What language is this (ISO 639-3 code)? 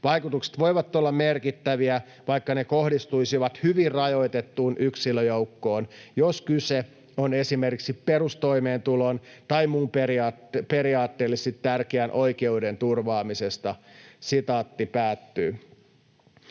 fin